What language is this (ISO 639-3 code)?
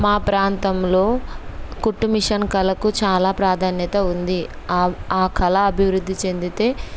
tel